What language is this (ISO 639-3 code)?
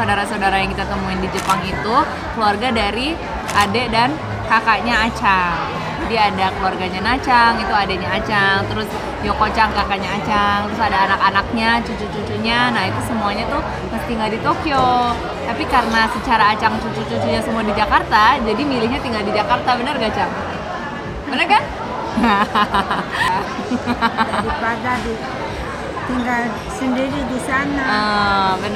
ind